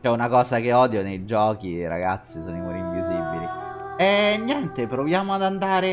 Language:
Italian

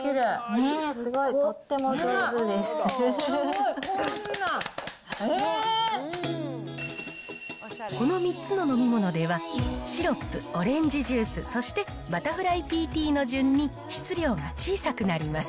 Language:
Japanese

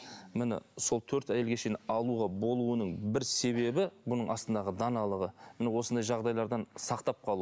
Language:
Kazakh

